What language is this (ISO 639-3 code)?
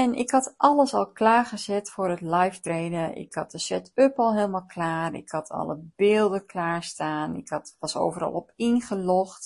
nld